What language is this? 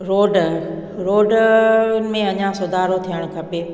Sindhi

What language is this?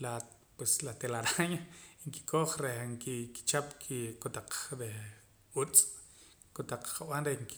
Poqomam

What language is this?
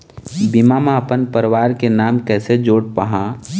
Chhattisgarhi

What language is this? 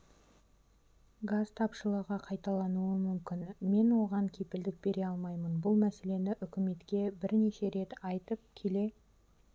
Kazakh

